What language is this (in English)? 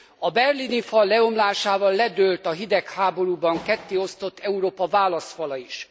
Hungarian